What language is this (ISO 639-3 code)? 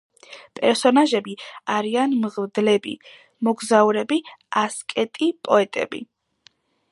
kat